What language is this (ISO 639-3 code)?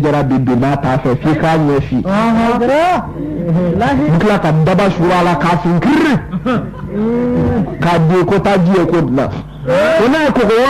fra